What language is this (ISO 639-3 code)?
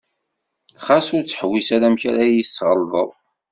kab